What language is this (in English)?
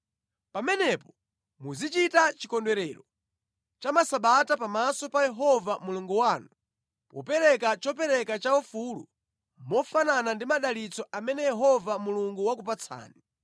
Nyanja